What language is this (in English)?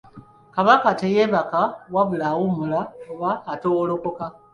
Ganda